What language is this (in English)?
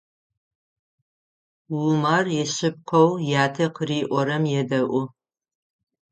Adyghe